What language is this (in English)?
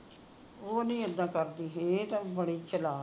Punjabi